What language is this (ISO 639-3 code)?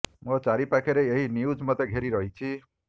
ori